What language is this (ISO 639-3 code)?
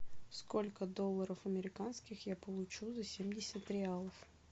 rus